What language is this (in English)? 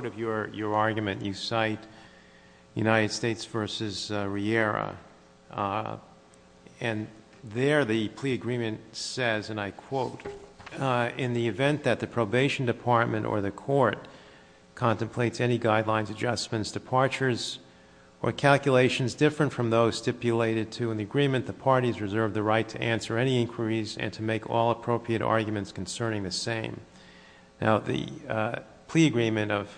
English